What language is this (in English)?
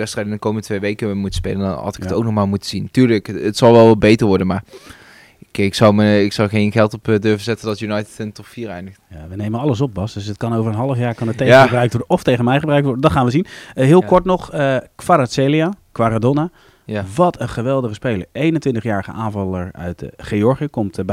Dutch